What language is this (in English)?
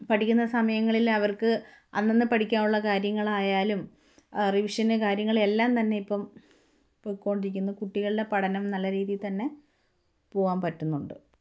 Malayalam